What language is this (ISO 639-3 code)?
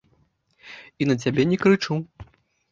bel